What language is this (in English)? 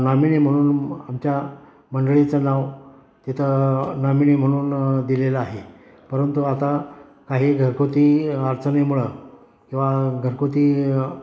Marathi